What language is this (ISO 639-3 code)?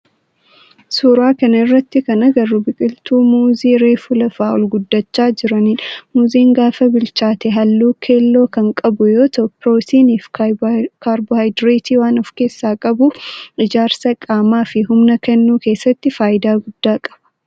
orm